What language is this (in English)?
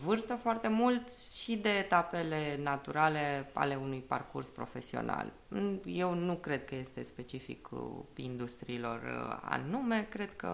Romanian